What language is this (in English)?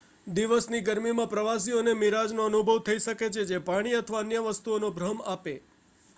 Gujarati